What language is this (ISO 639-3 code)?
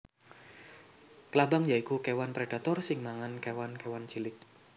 jav